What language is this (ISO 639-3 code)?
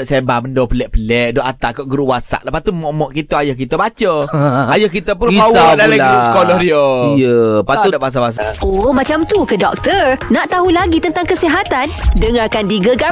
msa